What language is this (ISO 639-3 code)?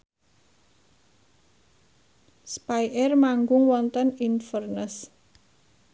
jav